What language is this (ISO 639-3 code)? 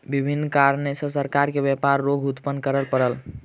mai